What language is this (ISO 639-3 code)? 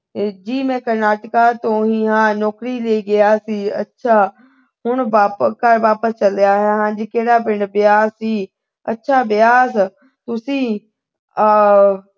pan